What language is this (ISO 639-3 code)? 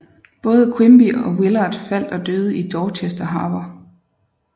dan